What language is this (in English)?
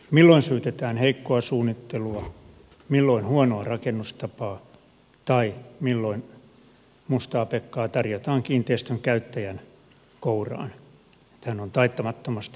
Finnish